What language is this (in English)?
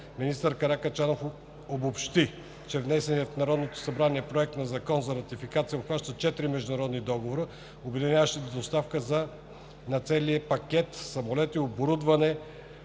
Bulgarian